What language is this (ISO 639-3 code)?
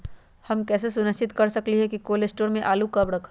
mag